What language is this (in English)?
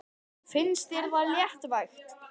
Icelandic